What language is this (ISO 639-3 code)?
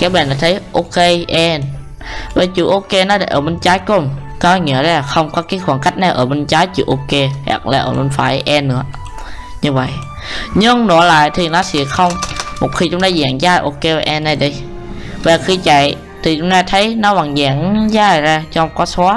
vie